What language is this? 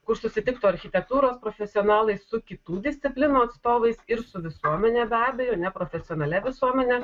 Lithuanian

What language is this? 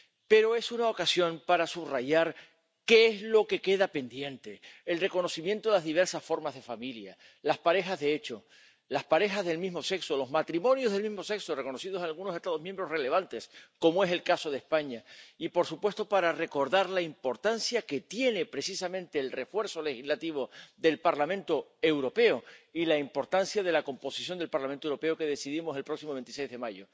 Spanish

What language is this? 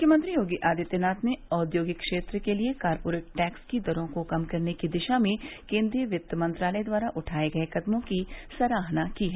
Hindi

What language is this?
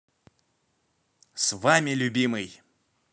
Russian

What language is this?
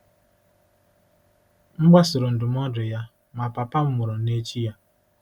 Igbo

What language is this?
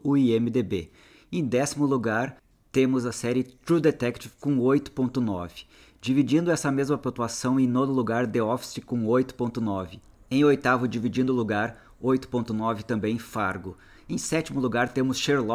Portuguese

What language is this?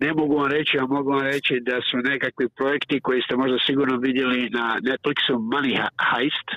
Croatian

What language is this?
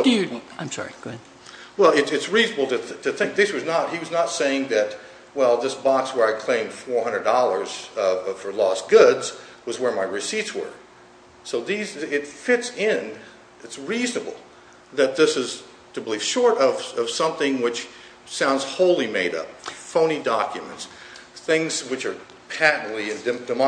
English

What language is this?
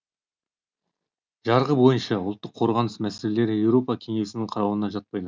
Kazakh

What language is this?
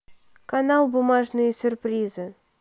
Russian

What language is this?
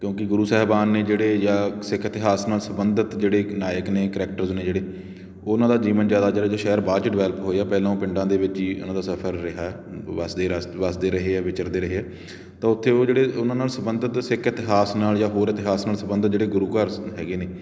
Punjabi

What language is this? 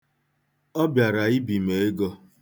Igbo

